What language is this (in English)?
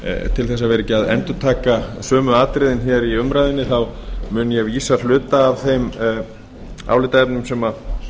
Icelandic